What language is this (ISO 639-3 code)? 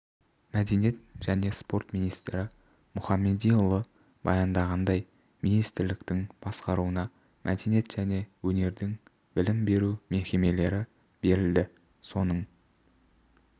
kaz